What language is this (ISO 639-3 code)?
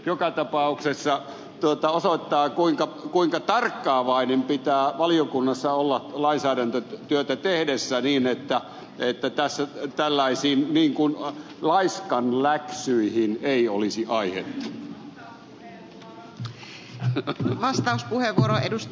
fin